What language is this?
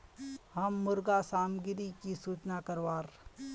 Magahi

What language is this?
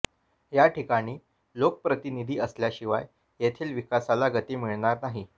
Marathi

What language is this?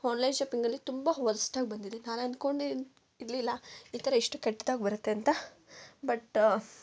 Kannada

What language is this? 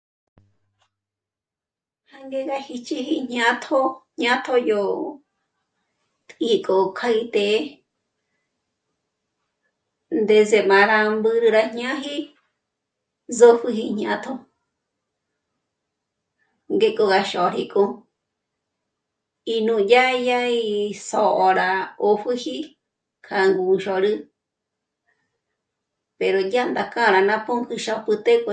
Michoacán Mazahua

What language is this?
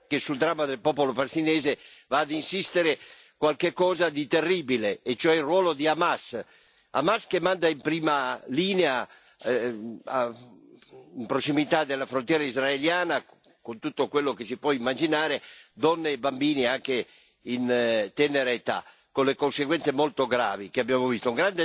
Italian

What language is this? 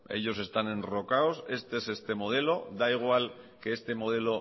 Spanish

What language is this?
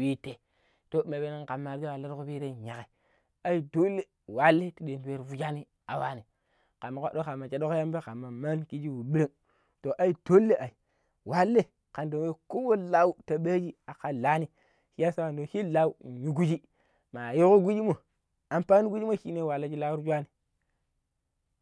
Pero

